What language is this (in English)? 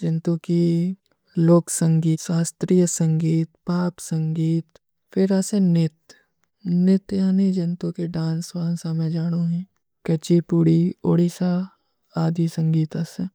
Kui (India)